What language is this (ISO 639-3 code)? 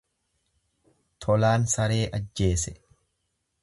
orm